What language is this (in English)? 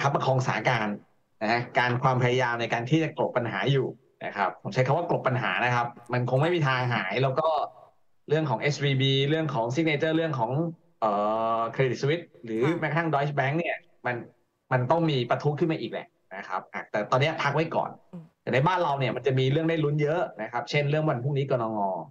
Thai